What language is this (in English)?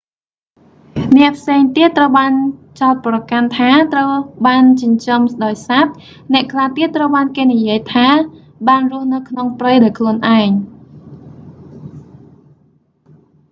Khmer